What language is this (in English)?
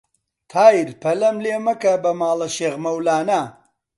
Central Kurdish